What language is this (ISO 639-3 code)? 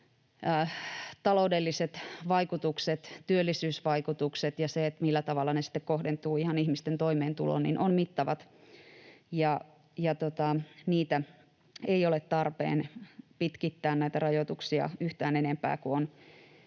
fin